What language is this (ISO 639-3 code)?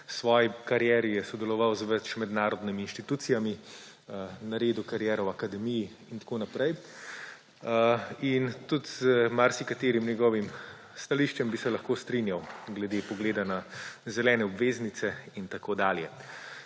slv